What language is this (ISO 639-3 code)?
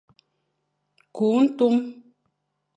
fan